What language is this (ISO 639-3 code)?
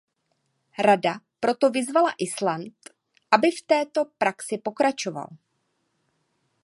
ces